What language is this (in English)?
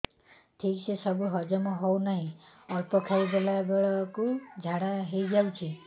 Odia